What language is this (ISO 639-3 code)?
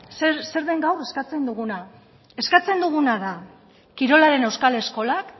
eus